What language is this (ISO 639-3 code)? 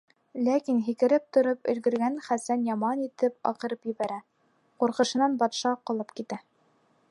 bak